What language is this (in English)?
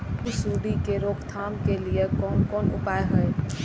Maithili